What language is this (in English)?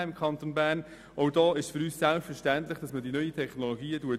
Swiss German